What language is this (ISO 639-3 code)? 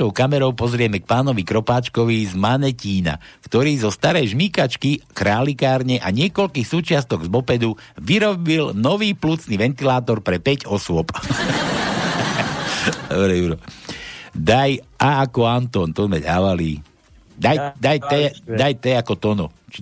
slk